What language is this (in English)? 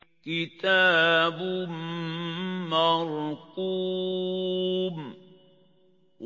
Arabic